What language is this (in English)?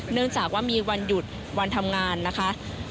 Thai